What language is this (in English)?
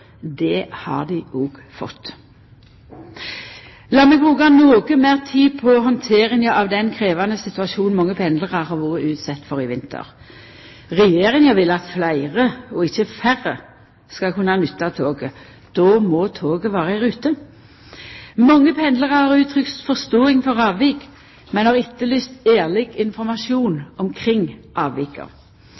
Norwegian Nynorsk